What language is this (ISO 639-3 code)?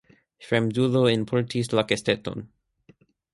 epo